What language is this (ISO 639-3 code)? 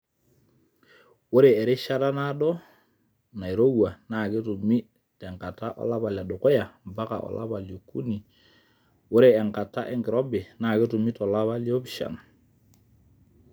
mas